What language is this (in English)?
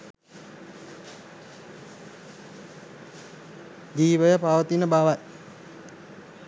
Sinhala